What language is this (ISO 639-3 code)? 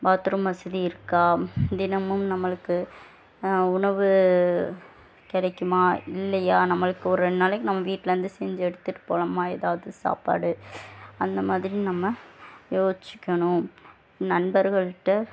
tam